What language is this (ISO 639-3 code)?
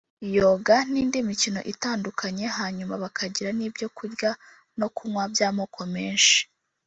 kin